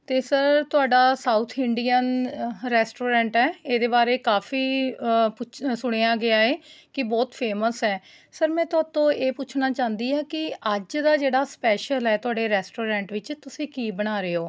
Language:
Punjabi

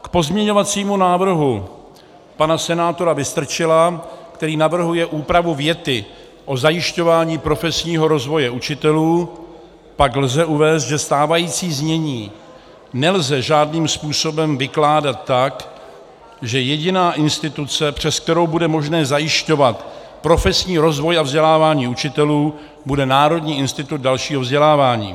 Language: Czech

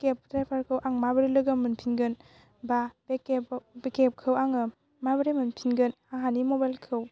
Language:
Bodo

